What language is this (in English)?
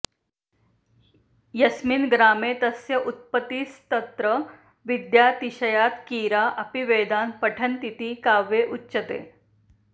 Sanskrit